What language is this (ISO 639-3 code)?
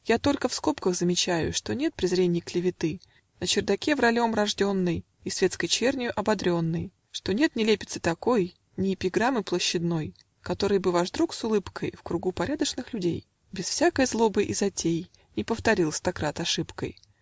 rus